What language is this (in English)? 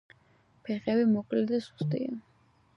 Georgian